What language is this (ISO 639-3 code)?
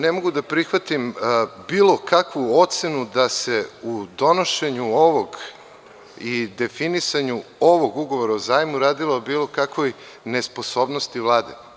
srp